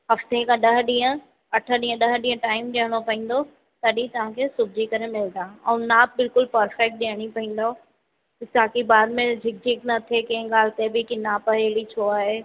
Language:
Sindhi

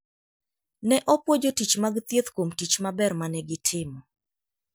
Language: Luo (Kenya and Tanzania)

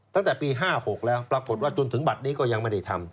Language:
Thai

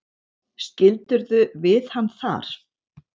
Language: Icelandic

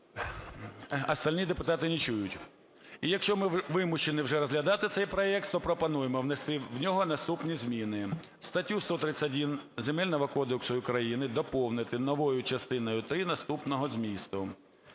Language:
Ukrainian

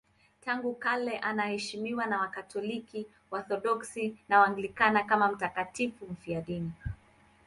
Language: Swahili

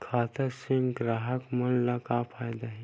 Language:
Chhattisgarhi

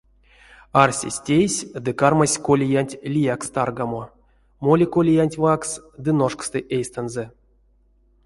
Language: Erzya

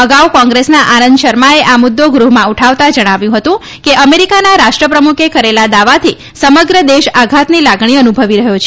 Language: Gujarati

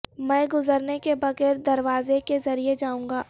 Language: Urdu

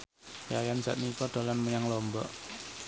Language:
Javanese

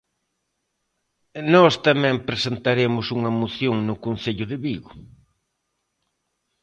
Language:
Galician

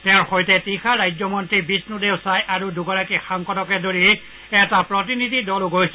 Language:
Assamese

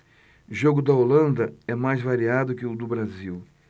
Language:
Portuguese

